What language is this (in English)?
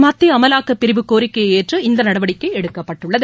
Tamil